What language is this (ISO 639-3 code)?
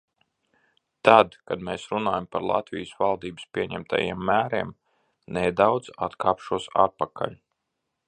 lav